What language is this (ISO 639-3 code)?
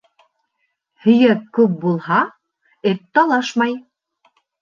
bak